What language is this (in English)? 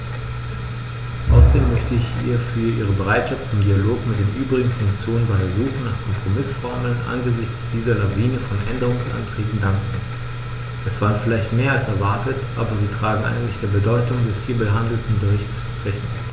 German